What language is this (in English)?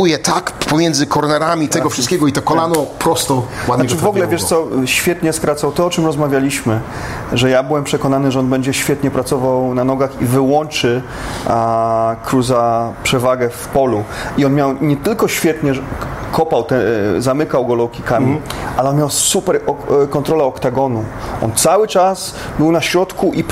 Polish